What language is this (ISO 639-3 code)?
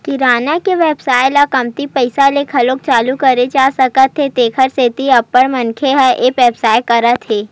hne